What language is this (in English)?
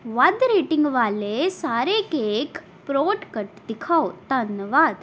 Punjabi